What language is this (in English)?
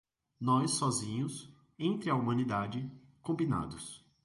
Portuguese